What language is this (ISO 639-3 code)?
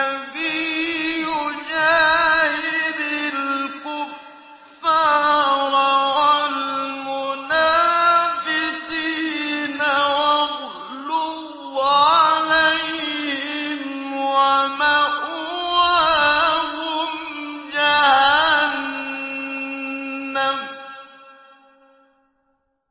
ara